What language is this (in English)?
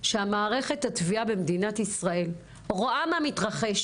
Hebrew